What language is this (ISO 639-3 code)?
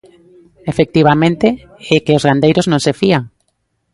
glg